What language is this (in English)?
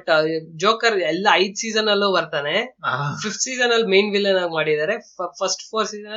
Kannada